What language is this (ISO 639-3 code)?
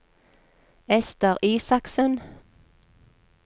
nor